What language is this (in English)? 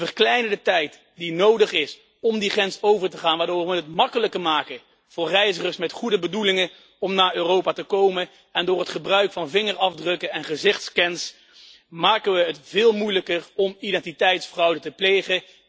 Dutch